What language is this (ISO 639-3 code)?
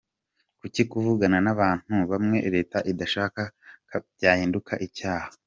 kin